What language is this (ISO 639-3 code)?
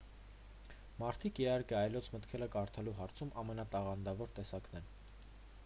hye